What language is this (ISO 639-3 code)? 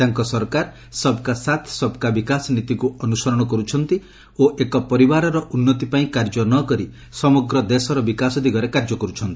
ori